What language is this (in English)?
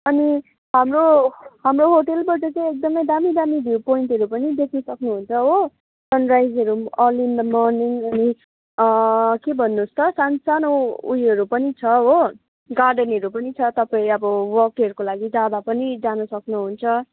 Nepali